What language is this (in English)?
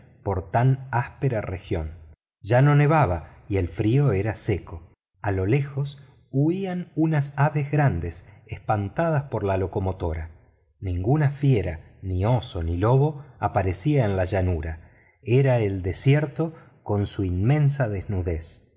Spanish